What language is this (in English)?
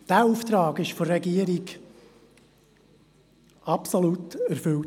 Swiss German